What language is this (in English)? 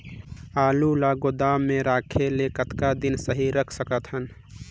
Chhattisgarhi